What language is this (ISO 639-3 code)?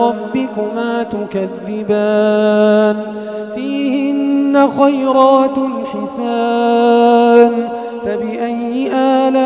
ara